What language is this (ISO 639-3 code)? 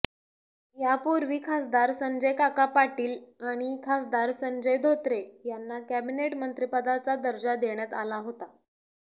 mar